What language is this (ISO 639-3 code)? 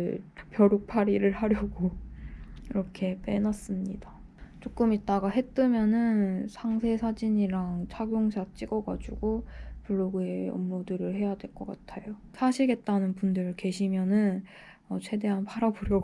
kor